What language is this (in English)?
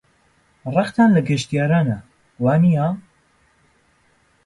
Central Kurdish